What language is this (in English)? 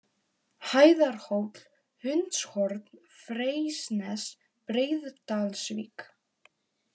Icelandic